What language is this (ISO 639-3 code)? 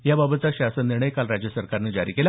mar